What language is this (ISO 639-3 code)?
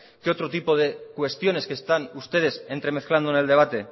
spa